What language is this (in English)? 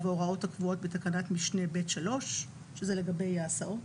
Hebrew